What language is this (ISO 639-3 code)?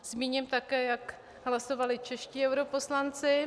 ces